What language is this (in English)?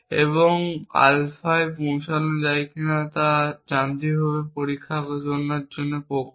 Bangla